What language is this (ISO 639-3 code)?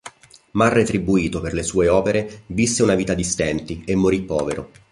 ita